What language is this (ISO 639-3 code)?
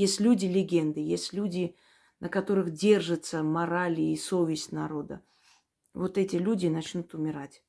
rus